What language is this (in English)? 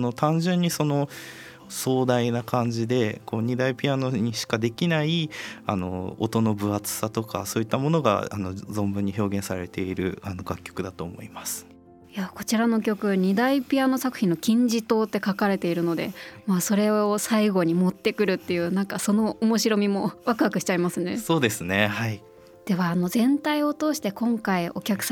Japanese